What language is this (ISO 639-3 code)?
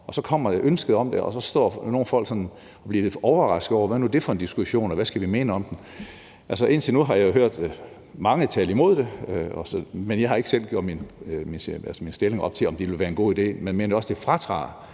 dan